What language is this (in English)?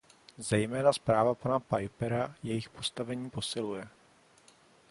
Czech